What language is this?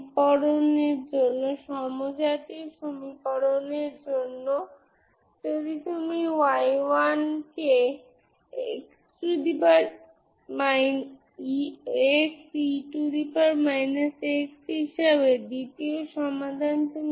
Bangla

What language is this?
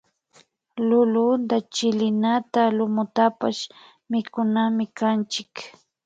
Imbabura Highland Quichua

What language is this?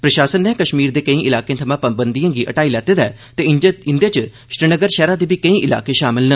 Dogri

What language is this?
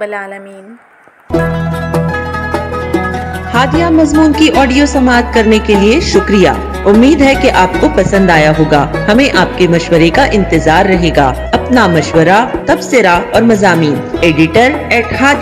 Urdu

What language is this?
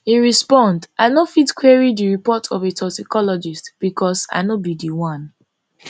Nigerian Pidgin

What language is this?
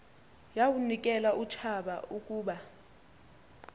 Xhosa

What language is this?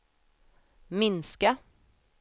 Swedish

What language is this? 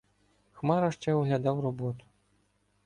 Ukrainian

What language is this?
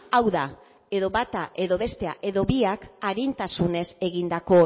Basque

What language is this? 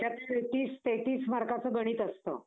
Marathi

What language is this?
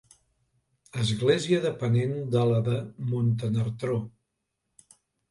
Catalan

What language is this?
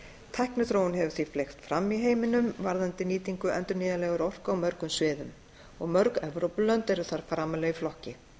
Icelandic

